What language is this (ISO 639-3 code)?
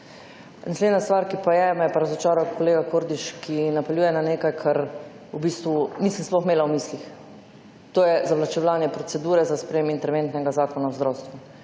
slv